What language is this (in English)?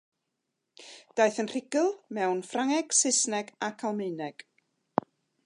Welsh